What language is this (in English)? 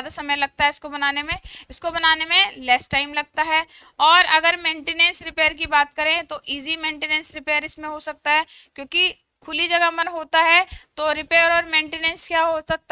Hindi